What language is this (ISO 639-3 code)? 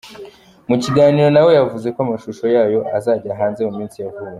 kin